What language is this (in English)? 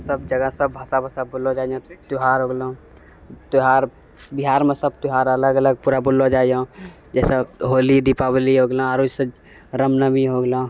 Maithili